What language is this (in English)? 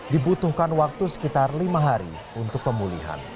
Indonesian